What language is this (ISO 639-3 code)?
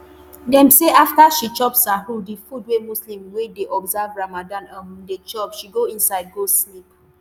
pcm